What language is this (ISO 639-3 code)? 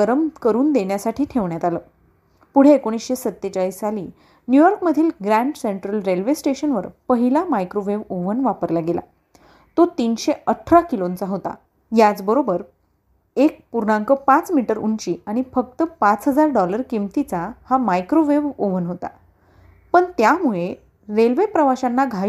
mar